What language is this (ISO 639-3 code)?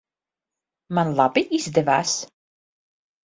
lav